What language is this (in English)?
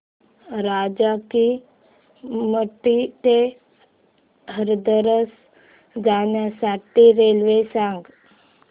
Marathi